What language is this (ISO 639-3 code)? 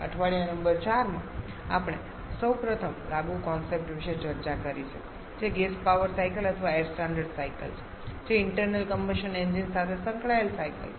guj